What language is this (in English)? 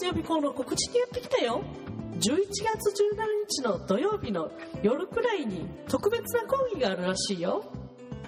Japanese